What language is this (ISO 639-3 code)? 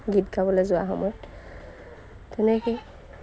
asm